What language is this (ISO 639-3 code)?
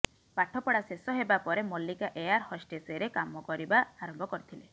ori